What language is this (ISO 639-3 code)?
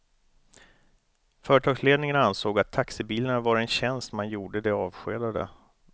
swe